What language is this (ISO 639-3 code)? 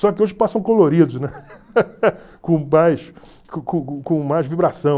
por